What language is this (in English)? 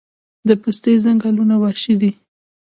Pashto